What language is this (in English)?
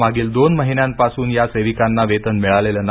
Marathi